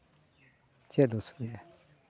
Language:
Santali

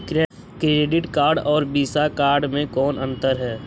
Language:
Magahi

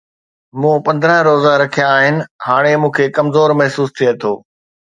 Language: Sindhi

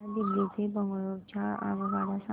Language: Marathi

